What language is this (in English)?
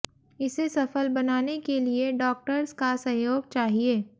Hindi